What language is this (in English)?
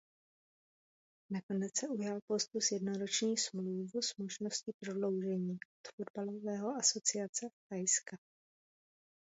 Czech